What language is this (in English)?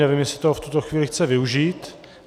Czech